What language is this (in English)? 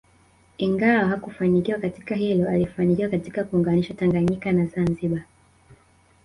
Swahili